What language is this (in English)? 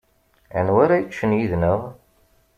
Kabyle